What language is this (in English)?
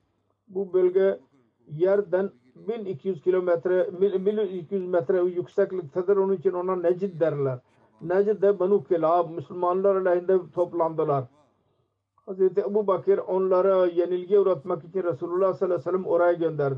Turkish